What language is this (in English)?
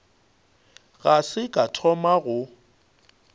Northern Sotho